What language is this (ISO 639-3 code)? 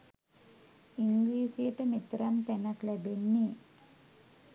sin